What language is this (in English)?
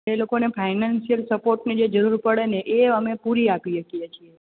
Gujarati